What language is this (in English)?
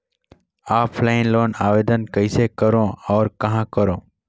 Chhattisgarhi